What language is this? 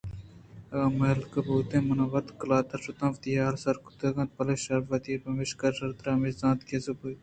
Eastern Balochi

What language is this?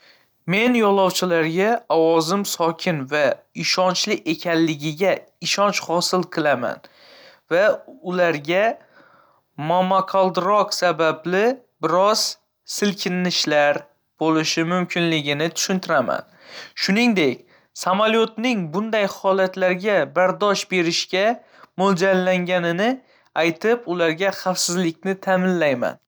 Uzbek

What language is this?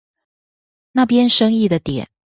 Chinese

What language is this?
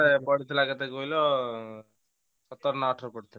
Odia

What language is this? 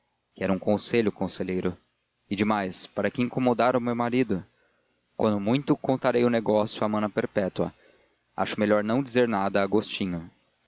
Portuguese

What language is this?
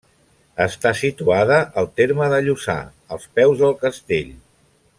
Catalan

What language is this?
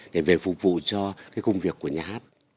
Vietnamese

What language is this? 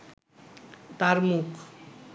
Bangla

